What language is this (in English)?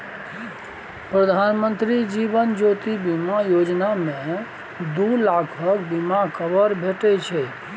Maithili